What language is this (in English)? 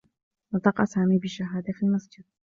Arabic